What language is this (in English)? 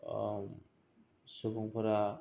Bodo